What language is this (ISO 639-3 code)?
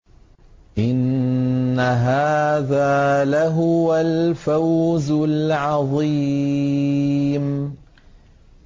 ara